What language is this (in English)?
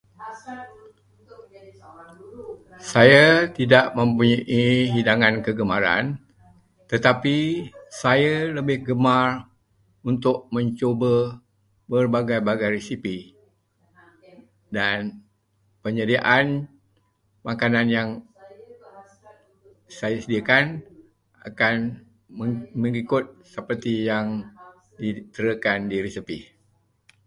Malay